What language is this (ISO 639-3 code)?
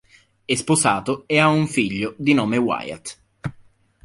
ita